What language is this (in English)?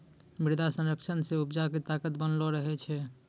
Maithili